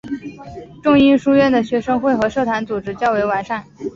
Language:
Chinese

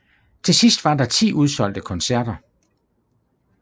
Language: Danish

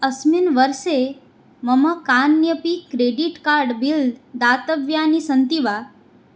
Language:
Sanskrit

